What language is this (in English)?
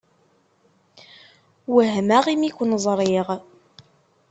Kabyle